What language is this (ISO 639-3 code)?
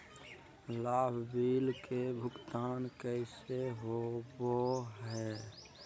mag